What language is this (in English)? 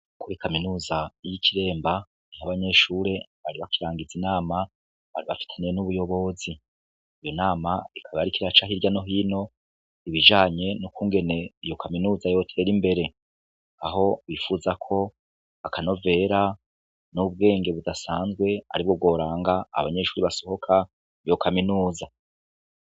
Rundi